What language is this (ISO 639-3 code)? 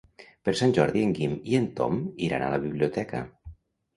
cat